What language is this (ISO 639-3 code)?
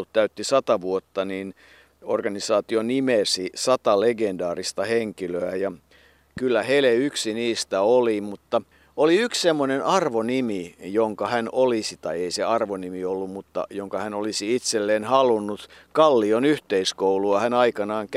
fin